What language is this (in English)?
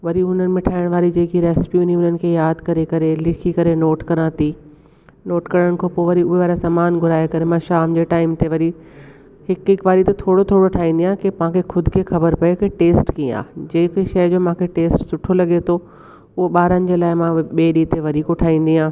Sindhi